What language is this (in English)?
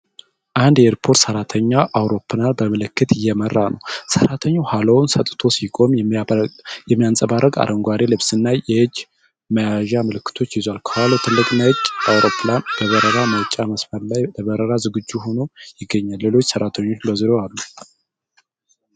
Amharic